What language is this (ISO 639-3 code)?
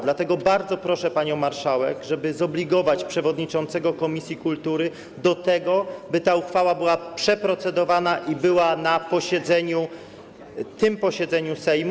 pol